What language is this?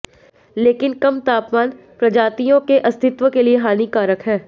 Hindi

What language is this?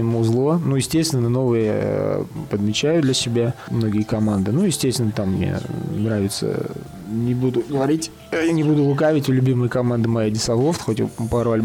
Russian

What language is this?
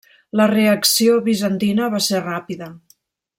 Catalan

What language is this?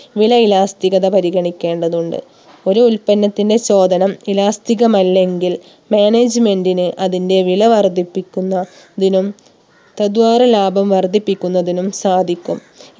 Malayalam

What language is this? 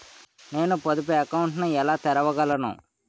Telugu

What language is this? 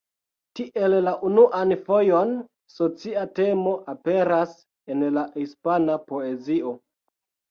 Esperanto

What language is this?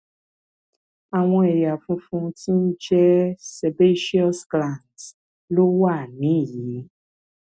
Yoruba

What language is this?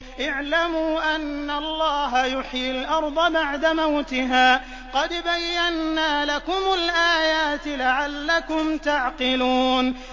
Arabic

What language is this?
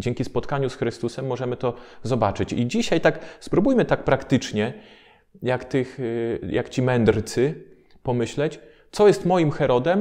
Polish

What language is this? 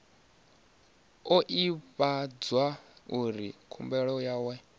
Venda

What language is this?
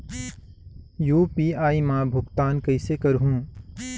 Chhattisgarhi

